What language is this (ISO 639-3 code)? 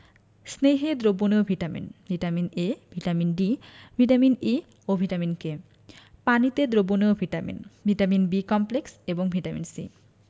ben